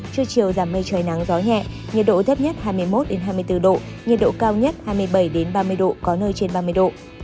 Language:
Vietnamese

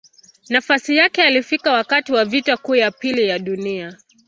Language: Swahili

